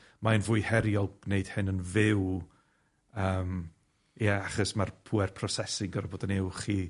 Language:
Welsh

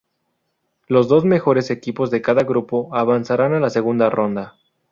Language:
Spanish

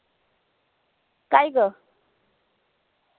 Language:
Marathi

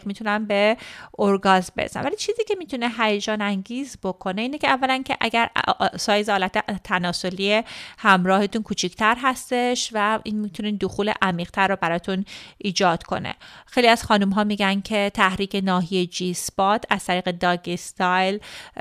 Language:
Persian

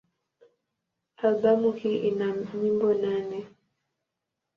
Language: Swahili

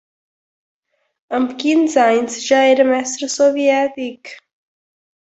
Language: Catalan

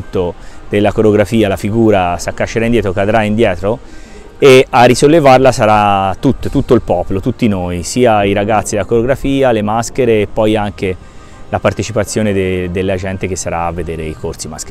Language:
Italian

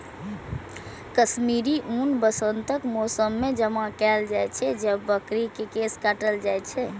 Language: Maithili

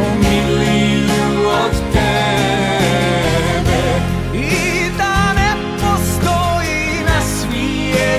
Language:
Romanian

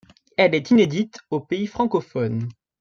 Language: French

